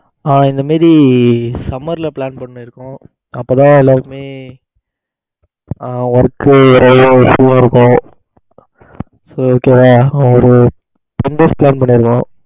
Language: Tamil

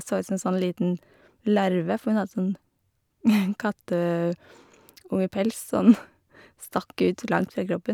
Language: Norwegian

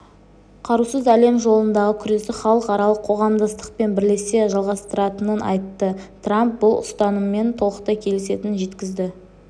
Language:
Kazakh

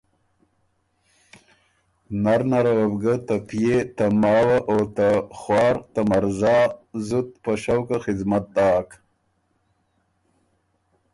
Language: Ormuri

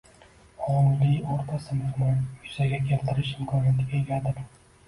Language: Uzbek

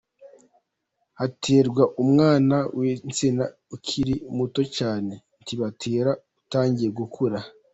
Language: Kinyarwanda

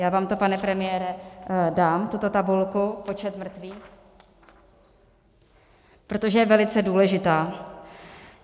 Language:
Czech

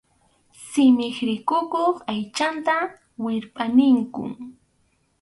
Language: Arequipa-La Unión Quechua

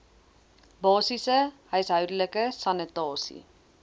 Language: Afrikaans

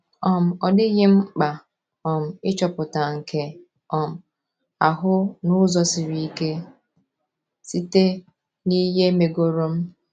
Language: Igbo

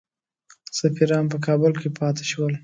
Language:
Pashto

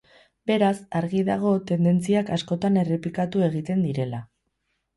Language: Basque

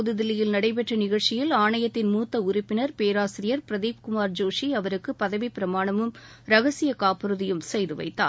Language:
Tamil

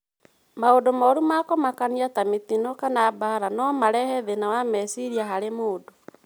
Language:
Kikuyu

